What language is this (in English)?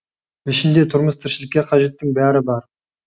Kazakh